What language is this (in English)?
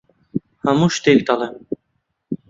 Central Kurdish